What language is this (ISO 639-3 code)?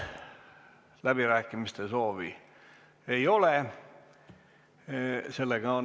est